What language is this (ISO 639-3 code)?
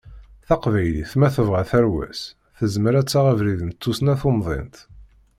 kab